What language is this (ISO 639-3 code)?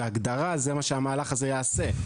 heb